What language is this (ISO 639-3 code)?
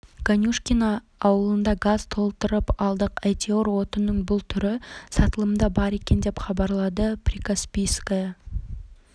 kaz